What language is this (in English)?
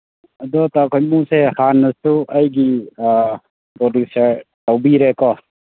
Manipuri